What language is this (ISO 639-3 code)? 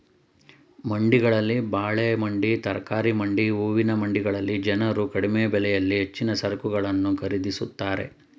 kan